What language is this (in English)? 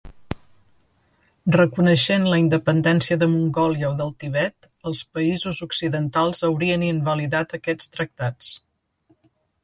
Catalan